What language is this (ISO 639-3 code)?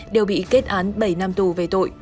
vie